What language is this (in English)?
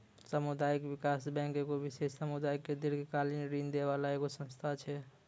Maithili